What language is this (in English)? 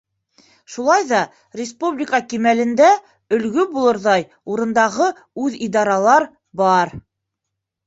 Bashkir